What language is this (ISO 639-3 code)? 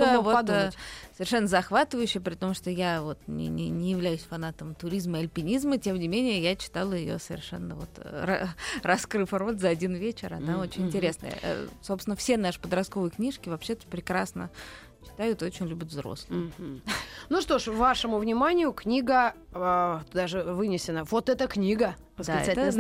rus